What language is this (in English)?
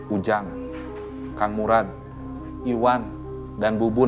Indonesian